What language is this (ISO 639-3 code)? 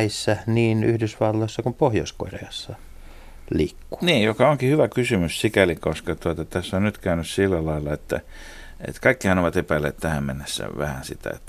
fin